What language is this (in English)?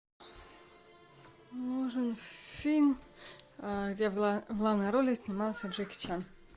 Russian